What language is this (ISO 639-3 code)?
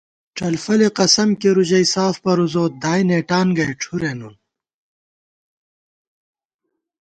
gwt